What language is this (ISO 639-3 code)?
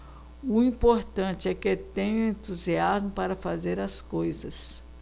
por